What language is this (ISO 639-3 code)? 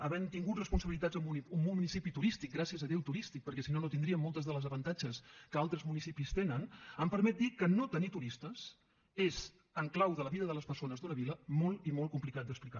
cat